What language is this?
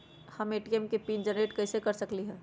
Magahi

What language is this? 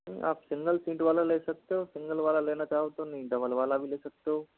Hindi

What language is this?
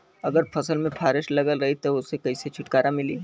Bhojpuri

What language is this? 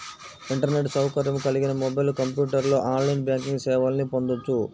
Telugu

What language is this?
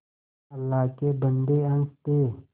Hindi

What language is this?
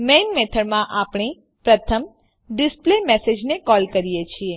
Gujarati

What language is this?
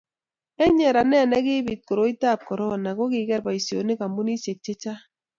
Kalenjin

